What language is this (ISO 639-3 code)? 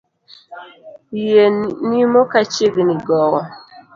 luo